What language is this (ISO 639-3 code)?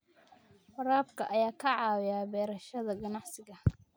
som